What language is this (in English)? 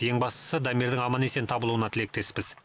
Kazakh